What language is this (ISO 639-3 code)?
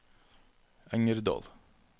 nor